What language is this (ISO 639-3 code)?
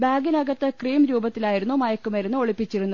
mal